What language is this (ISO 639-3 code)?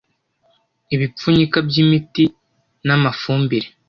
kin